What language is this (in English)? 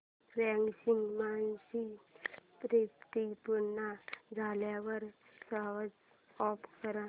Marathi